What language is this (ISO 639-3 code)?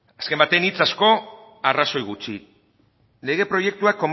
eus